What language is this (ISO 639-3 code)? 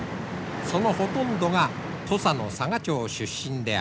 jpn